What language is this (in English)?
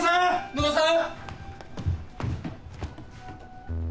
Japanese